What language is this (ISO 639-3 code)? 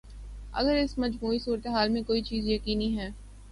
urd